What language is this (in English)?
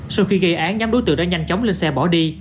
Vietnamese